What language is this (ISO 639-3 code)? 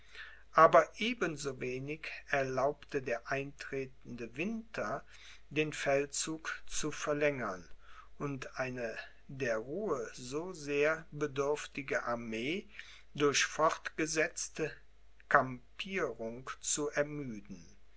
deu